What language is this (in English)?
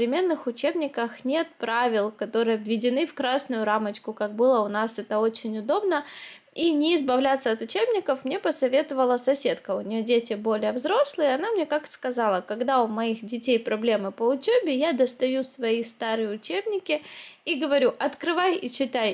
Russian